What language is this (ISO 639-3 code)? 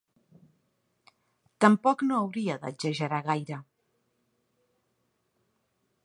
cat